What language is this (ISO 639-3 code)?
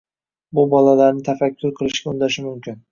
uzb